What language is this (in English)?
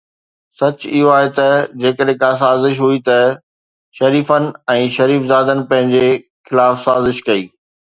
Sindhi